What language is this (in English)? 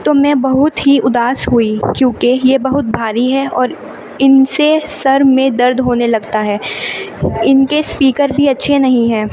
Urdu